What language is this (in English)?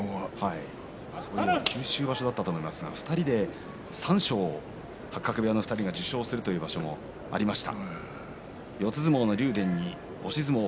Japanese